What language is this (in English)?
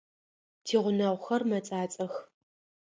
Adyghe